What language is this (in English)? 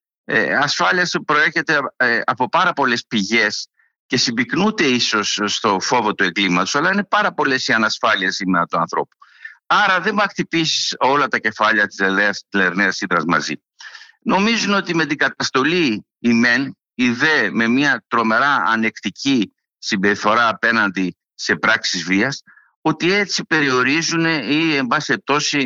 Greek